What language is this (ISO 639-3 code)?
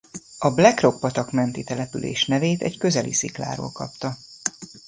hun